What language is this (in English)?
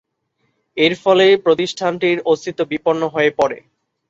Bangla